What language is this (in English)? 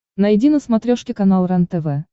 Russian